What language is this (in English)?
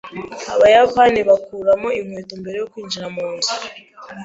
Kinyarwanda